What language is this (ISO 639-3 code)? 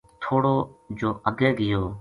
gju